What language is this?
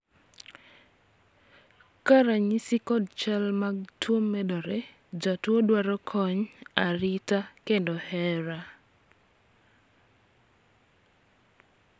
Luo (Kenya and Tanzania)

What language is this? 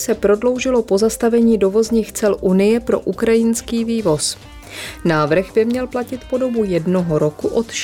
Czech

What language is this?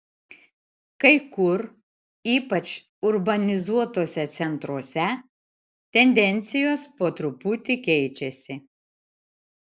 Lithuanian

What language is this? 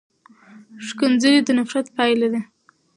Pashto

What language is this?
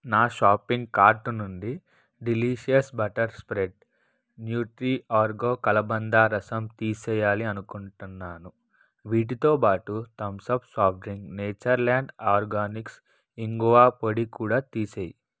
Telugu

